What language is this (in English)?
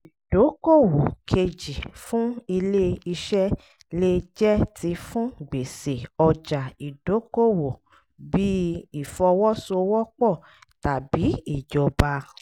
Yoruba